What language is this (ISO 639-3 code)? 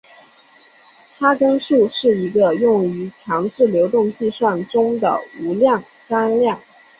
zho